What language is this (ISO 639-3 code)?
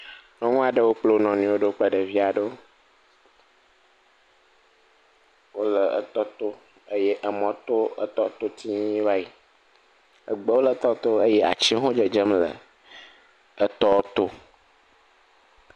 ewe